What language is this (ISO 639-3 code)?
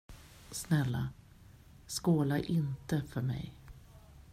swe